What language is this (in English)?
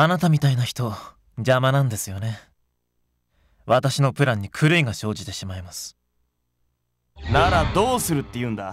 Japanese